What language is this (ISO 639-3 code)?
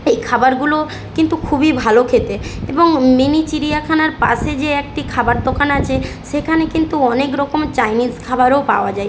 ben